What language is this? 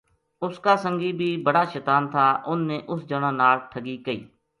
Gujari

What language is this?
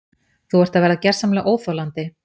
Icelandic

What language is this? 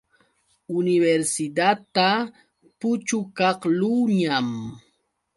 Yauyos Quechua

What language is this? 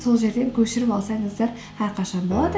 Kazakh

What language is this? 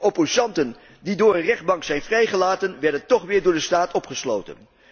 Dutch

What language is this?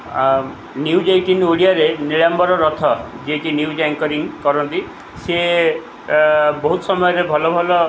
Odia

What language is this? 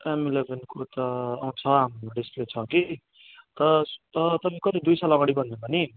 Nepali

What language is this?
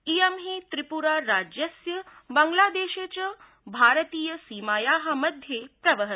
Sanskrit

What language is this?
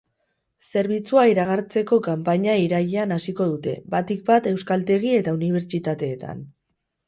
Basque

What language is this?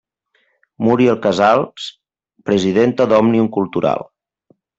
Catalan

